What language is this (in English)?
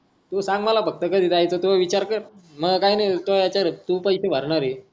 Marathi